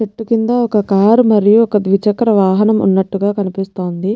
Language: Telugu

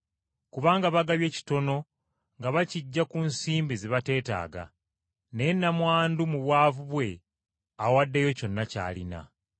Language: Ganda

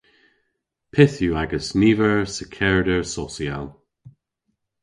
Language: Cornish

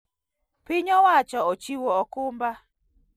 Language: Luo (Kenya and Tanzania)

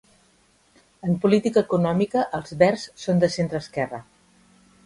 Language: Catalan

